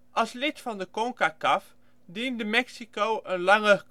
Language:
Dutch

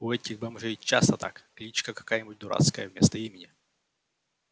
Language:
Russian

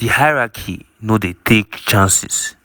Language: Nigerian Pidgin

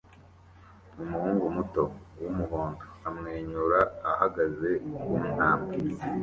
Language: Kinyarwanda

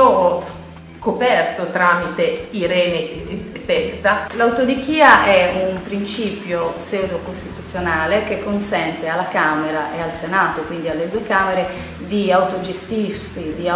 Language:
Italian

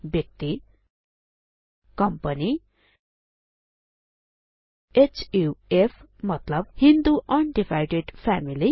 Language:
Nepali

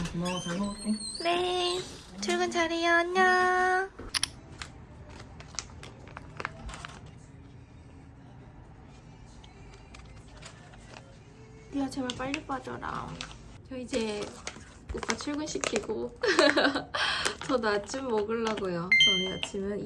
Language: Korean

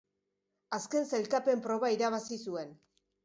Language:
Basque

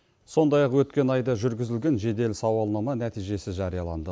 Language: Kazakh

